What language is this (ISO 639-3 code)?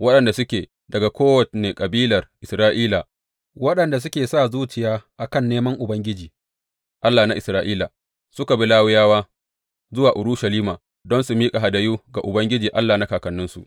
hau